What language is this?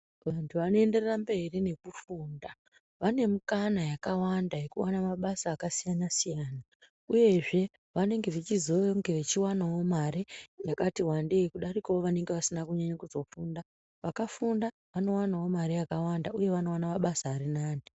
Ndau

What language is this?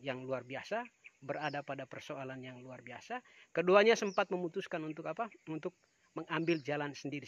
Indonesian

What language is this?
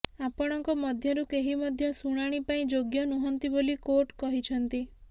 Odia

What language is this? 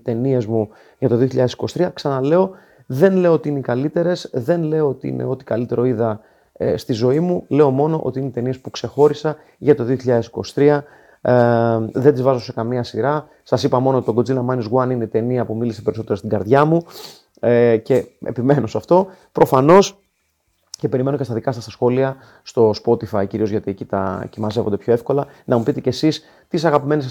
Greek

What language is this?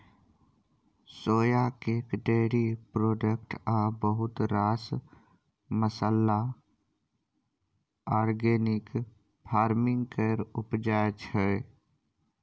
Maithili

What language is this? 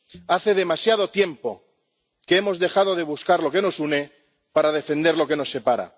Spanish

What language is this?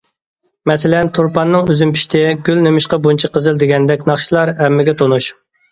Uyghur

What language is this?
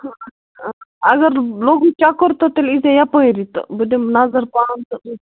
Kashmiri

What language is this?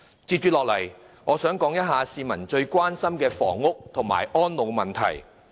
Cantonese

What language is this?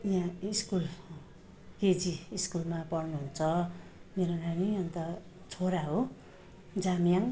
Nepali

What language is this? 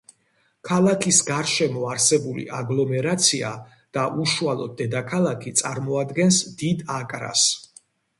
Georgian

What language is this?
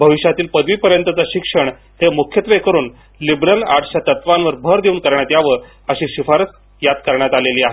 Marathi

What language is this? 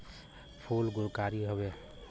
Bhojpuri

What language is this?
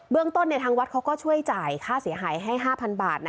Thai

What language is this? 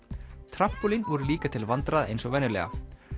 Icelandic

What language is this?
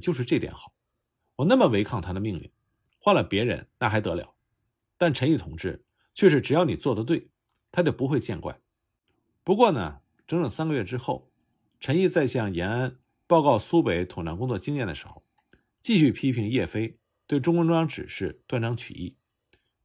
Chinese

